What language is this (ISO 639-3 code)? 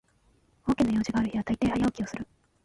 jpn